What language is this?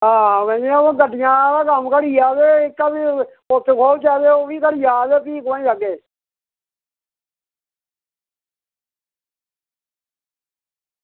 Dogri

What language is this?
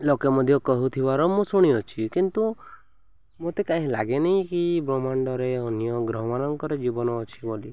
Odia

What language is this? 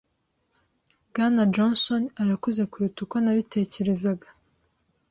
Kinyarwanda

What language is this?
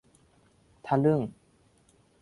Thai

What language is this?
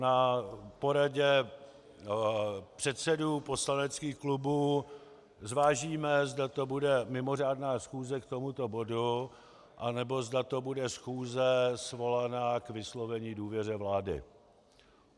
Czech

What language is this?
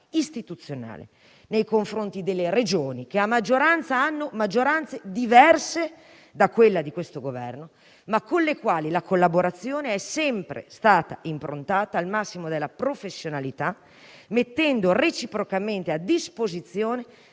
Italian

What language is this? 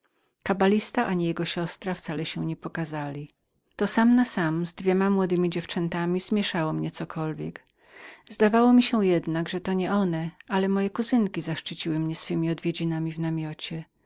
Polish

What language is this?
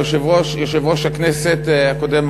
Hebrew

